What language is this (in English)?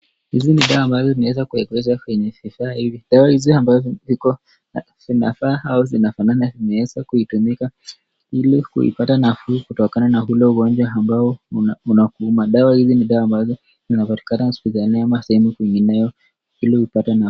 Swahili